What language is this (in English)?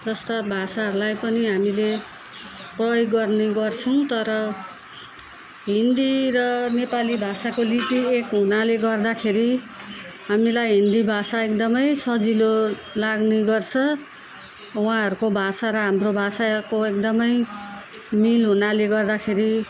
Nepali